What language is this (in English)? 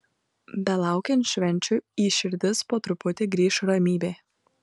Lithuanian